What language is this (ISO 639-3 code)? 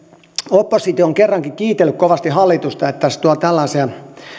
fin